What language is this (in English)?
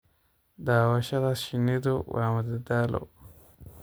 Somali